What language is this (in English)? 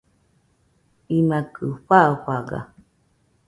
Nüpode Huitoto